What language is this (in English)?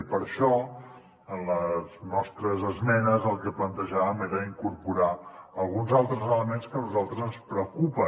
Catalan